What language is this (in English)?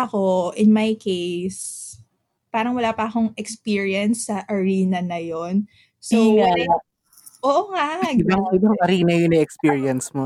Filipino